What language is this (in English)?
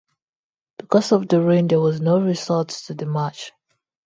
English